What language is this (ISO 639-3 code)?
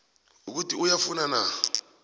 nbl